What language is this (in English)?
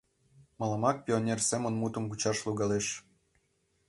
Mari